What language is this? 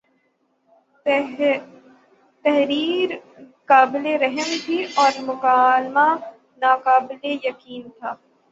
Urdu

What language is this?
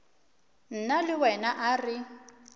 Northern Sotho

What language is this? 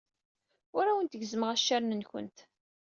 Kabyle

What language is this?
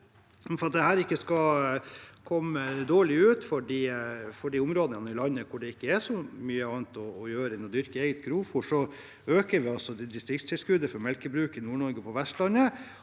Norwegian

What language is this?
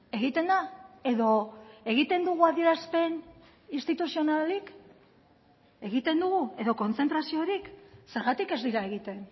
Basque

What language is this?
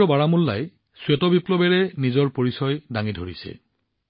Assamese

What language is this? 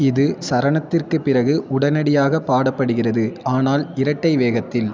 Tamil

